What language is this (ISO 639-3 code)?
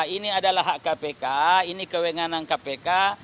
ind